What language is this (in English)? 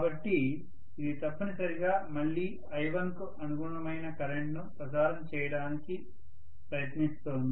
Telugu